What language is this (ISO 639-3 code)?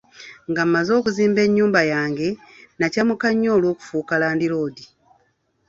lug